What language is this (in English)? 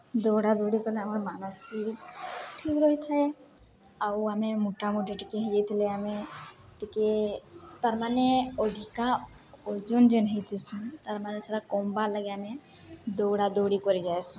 Odia